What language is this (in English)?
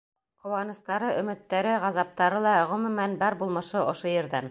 Bashkir